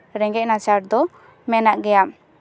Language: Santali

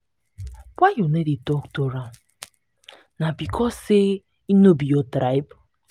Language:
Nigerian Pidgin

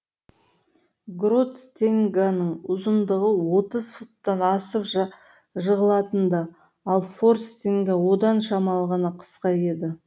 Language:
Kazakh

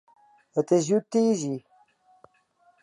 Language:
Western Frisian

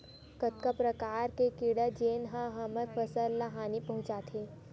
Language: Chhattisgarhi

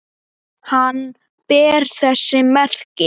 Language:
Icelandic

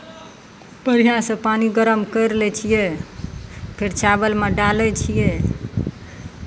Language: Maithili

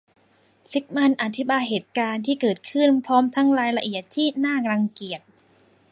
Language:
Thai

